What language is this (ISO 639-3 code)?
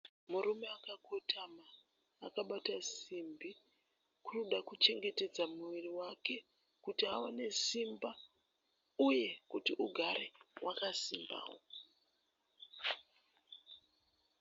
sna